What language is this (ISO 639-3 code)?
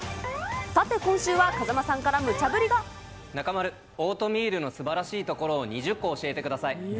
jpn